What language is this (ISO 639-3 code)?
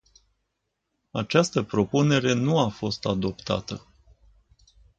ron